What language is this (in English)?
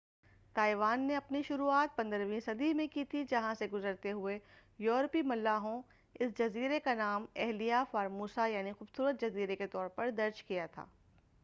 Urdu